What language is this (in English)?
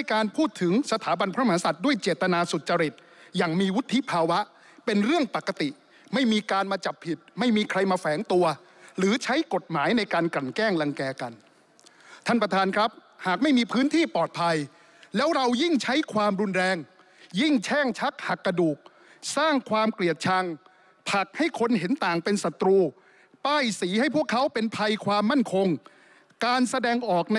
Thai